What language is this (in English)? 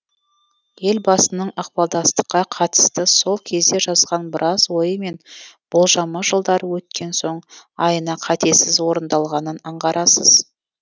Kazakh